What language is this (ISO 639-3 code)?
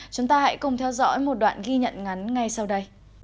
vie